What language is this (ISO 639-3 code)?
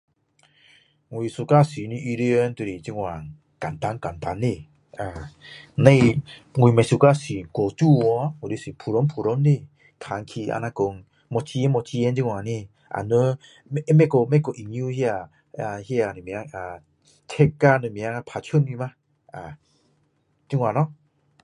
cdo